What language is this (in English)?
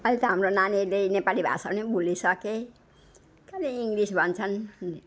Nepali